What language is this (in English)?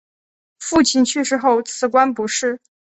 Chinese